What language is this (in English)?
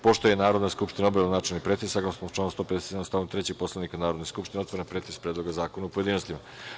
Serbian